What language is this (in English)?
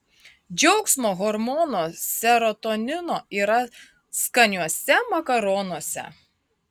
Lithuanian